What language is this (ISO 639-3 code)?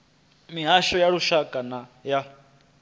ven